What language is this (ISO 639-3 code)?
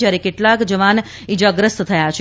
guj